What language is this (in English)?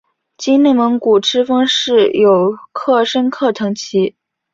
Chinese